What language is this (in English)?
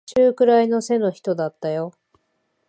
Japanese